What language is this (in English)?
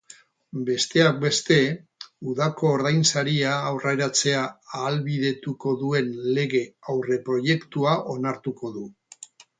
Basque